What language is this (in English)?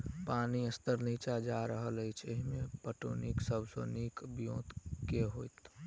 Maithili